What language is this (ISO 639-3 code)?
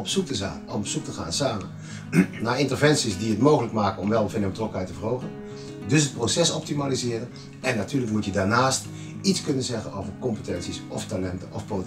nld